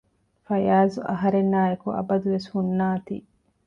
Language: Divehi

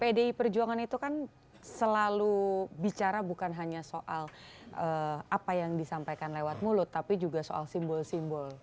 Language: Indonesian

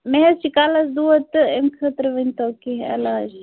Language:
Kashmiri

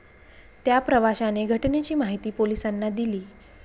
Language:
Marathi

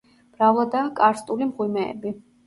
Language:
Georgian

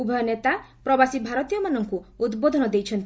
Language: Odia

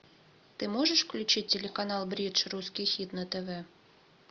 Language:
Russian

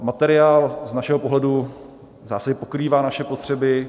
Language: Czech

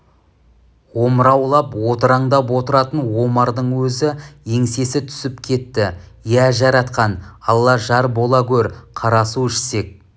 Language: Kazakh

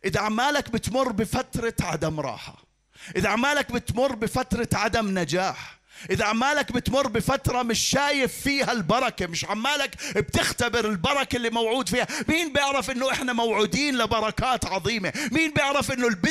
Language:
Arabic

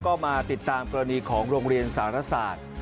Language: Thai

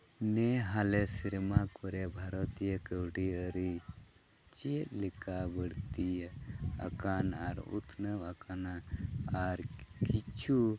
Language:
Santali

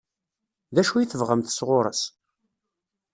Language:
Kabyle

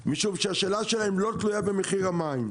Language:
Hebrew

